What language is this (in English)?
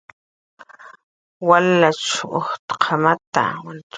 Jaqaru